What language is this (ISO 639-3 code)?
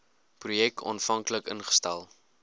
afr